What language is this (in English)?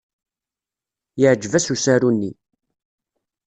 Kabyle